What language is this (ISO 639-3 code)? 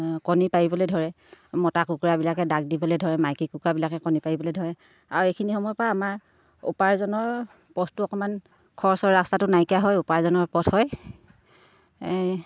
asm